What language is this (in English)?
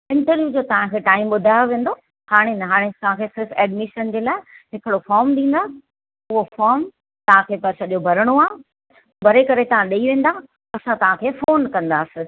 Sindhi